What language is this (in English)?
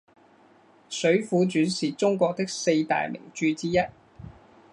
Chinese